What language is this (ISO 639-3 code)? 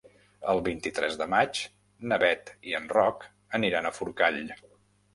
cat